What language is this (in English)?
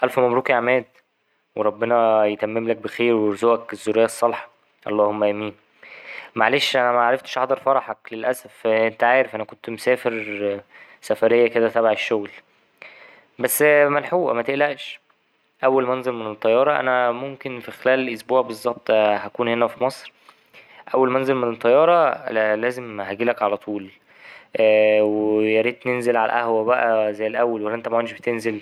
Egyptian Arabic